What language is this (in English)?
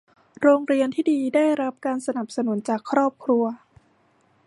Thai